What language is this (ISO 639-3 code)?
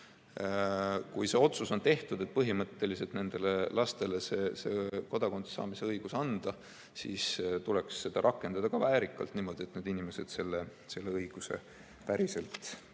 est